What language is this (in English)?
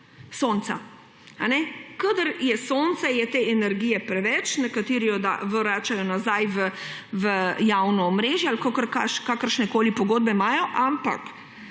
Slovenian